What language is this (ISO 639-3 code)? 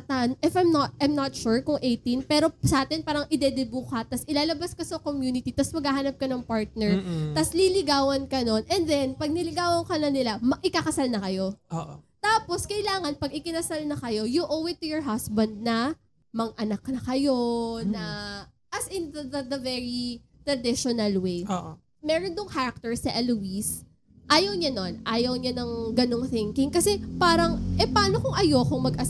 fil